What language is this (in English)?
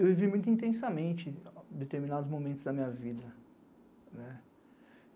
Portuguese